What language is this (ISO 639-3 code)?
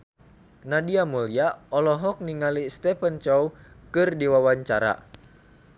sun